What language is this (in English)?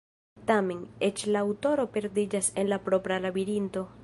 Esperanto